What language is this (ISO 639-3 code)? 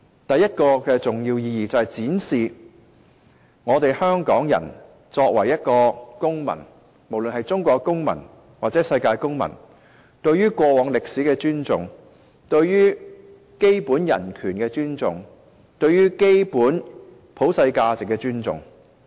yue